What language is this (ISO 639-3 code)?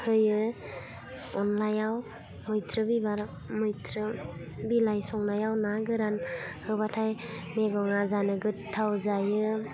brx